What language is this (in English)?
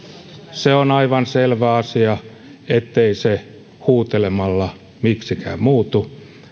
Finnish